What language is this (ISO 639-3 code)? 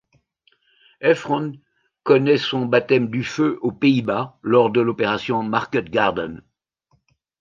fra